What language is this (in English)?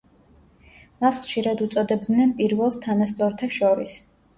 Georgian